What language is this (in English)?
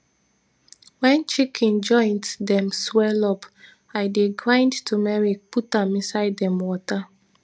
Nigerian Pidgin